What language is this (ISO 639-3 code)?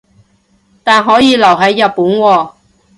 yue